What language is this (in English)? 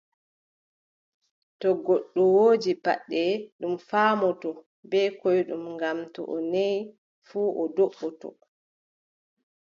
Adamawa Fulfulde